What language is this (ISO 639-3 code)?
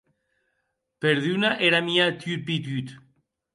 oci